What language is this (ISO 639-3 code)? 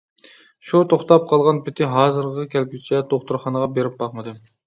uig